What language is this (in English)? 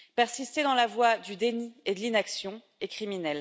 French